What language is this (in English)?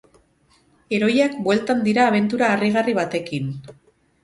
Basque